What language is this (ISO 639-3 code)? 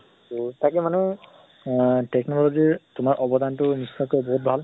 asm